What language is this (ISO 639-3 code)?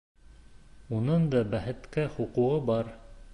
bak